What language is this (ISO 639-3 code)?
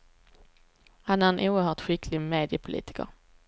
swe